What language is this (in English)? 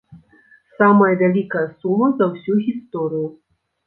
Belarusian